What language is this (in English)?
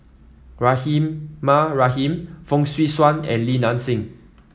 English